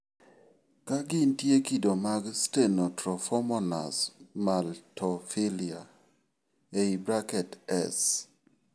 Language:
Luo (Kenya and Tanzania)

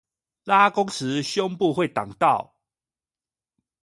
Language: Chinese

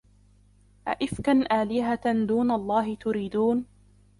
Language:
Arabic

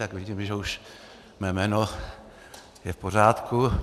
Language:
Czech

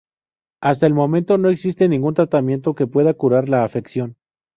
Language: Spanish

